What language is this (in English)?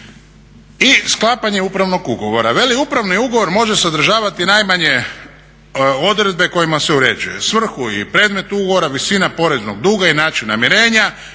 Croatian